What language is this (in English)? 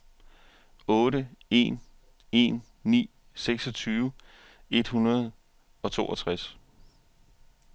Danish